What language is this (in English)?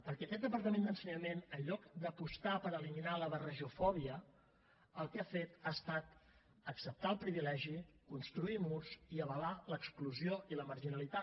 Catalan